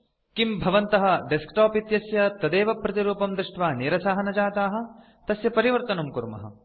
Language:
Sanskrit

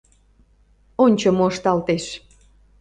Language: Mari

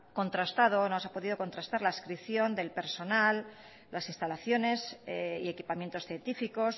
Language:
Spanish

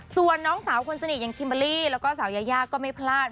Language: Thai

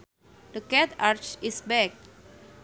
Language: Sundanese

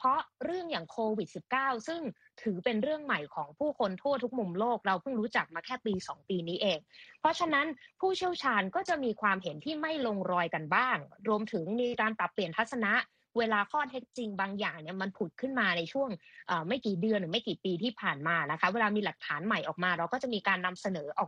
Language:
Thai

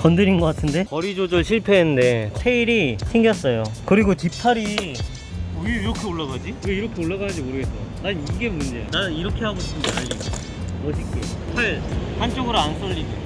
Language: Korean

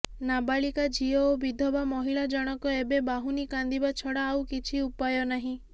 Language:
Odia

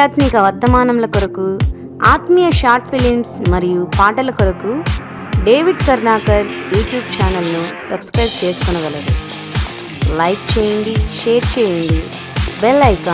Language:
Indonesian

